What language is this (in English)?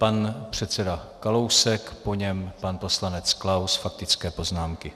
Czech